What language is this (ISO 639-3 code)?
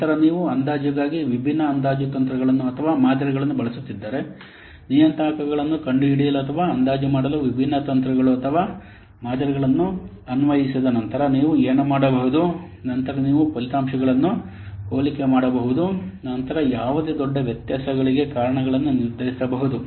kan